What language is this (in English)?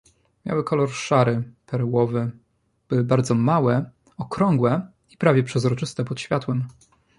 Polish